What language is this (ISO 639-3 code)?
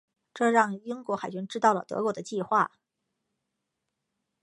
zho